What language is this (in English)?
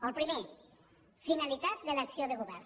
Catalan